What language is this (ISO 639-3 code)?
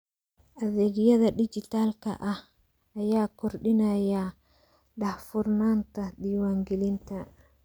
som